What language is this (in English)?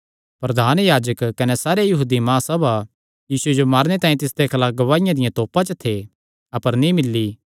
Kangri